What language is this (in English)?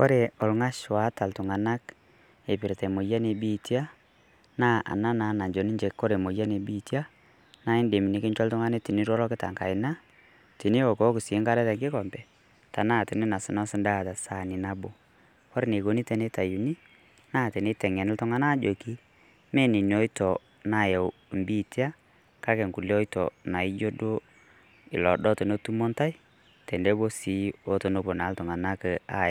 Masai